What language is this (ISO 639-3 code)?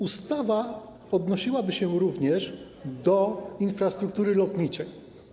pol